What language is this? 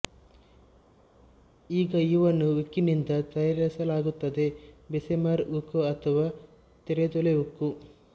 Kannada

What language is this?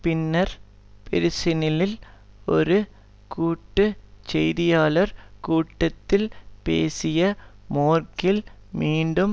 Tamil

